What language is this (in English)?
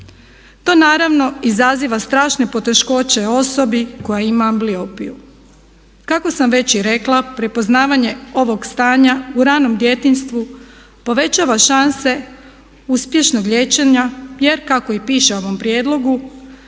Croatian